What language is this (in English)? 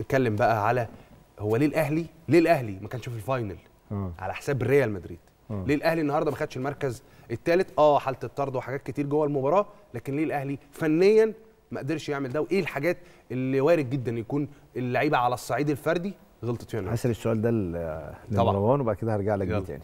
Arabic